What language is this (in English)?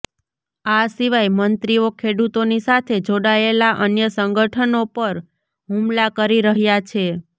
Gujarati